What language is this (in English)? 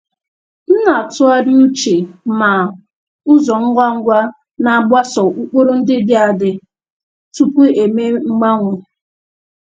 Igbo